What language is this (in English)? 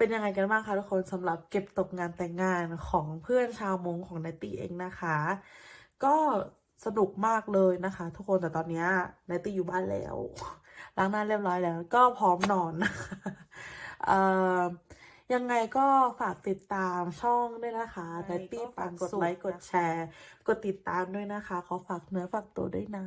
Thai